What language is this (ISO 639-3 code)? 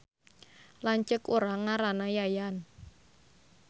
sun